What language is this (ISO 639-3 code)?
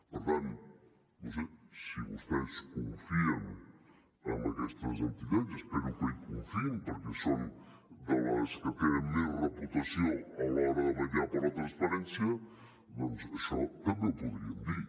cat